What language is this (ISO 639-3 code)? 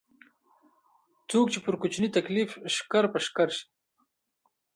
pus